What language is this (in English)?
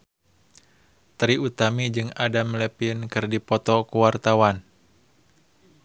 Sundanese